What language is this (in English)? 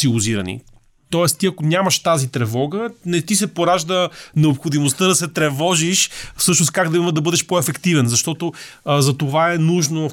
Bulgarian